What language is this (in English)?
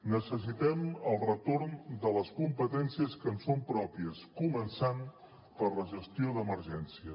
Catalan